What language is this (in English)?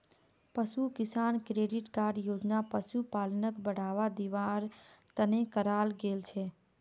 Magahi